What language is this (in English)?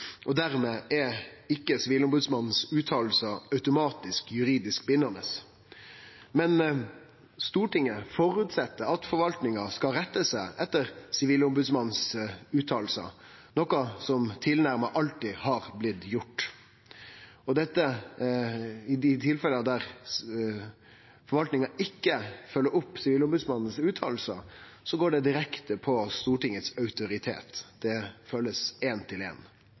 Norwegian Nynorsk